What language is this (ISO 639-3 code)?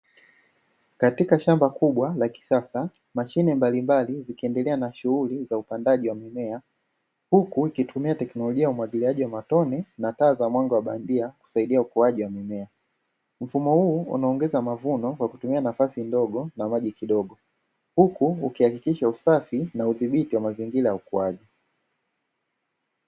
swa